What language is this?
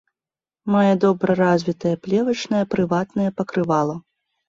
Belarusian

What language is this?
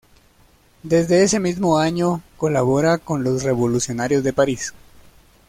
Spanish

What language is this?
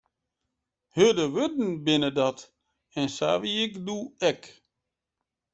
Western Frisian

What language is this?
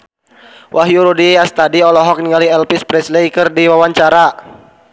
Sundanese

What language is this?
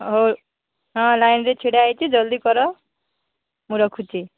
Odia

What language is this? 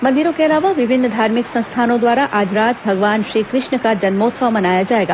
Hindi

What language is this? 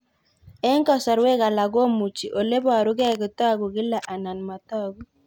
Kalenjin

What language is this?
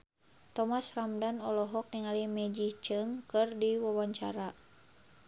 Sundanese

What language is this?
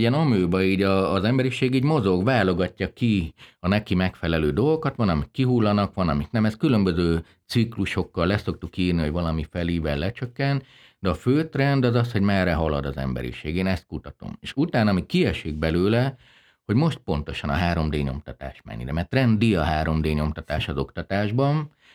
Hungarian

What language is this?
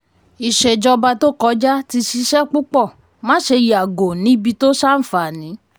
Yoruba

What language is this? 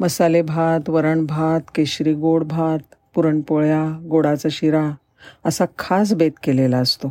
Marathi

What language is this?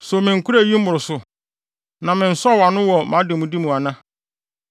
Akan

